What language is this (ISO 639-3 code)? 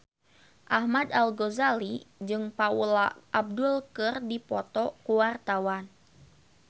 sun